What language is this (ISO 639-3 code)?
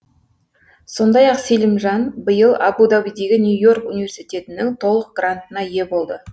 kaz